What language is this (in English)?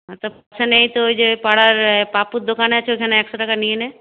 Bangla